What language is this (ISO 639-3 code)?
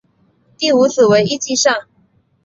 zho